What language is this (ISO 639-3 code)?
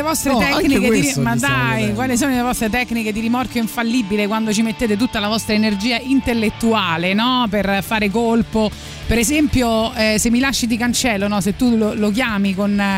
ita